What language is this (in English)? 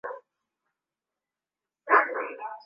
Swahili